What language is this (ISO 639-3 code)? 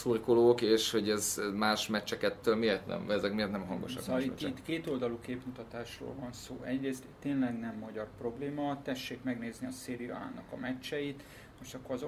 hun